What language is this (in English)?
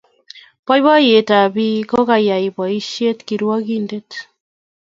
Kalenjin